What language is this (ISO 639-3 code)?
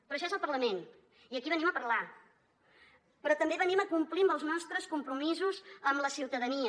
cat